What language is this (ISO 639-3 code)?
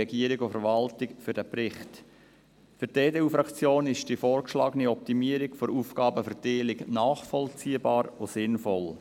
gsw